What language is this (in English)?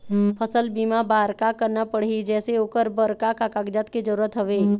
Chhattisgarhi